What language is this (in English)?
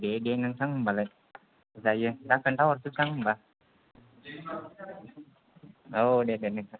Bodo